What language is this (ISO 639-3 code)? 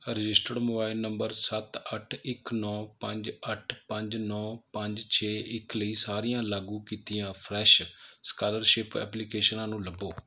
pan